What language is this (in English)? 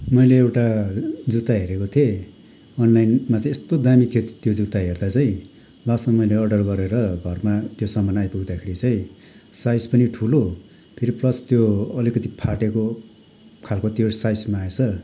Nepali